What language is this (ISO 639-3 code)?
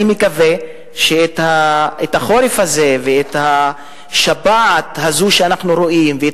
heb